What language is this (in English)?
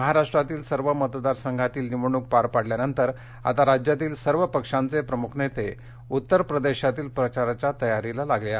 Marathi